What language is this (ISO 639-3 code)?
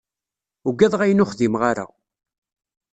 kab